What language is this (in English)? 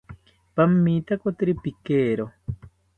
South Ucayali Ashéninka